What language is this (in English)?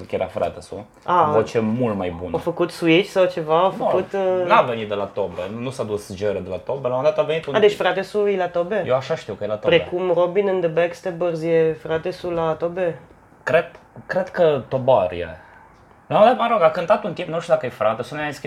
Romanian